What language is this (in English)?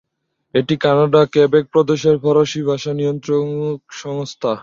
Bangla